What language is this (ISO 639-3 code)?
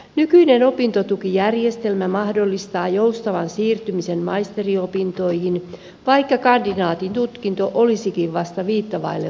fin